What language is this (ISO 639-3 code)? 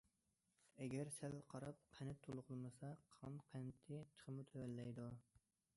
uig